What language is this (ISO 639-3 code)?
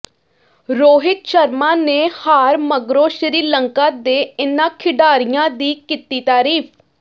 pan